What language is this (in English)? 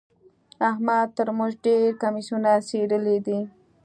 Pashto